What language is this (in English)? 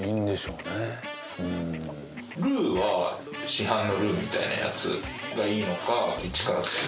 Japanese